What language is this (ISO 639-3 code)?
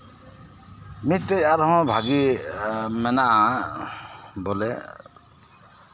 sat